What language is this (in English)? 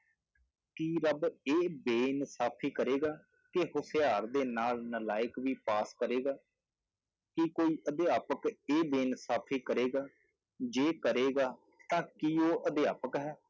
Punjabi